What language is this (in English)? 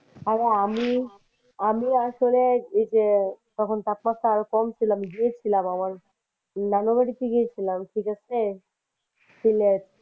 Bangla